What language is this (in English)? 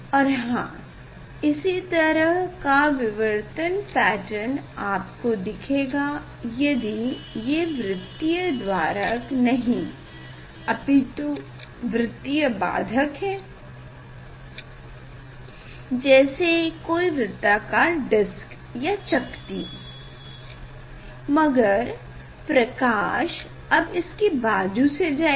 Hindi